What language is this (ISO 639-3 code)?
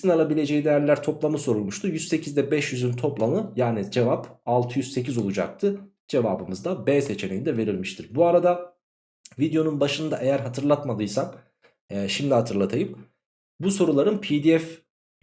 tur